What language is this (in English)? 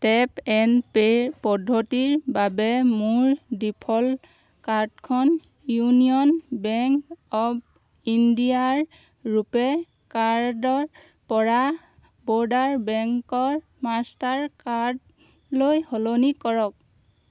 Assamese